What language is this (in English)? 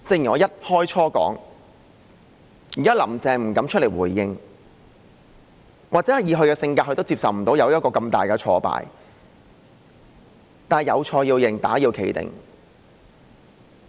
Cantonese